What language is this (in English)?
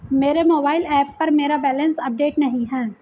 Hindi